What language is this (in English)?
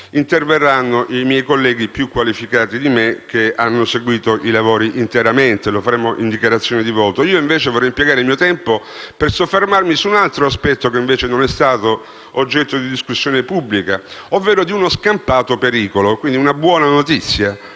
Italian